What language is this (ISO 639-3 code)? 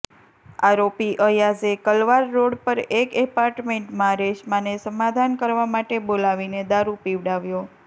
guj